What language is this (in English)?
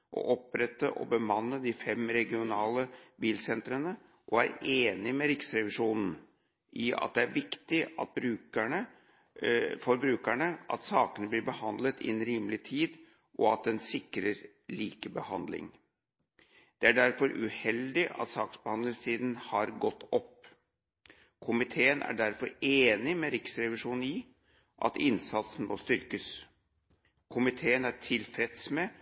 Norwegian Bokmål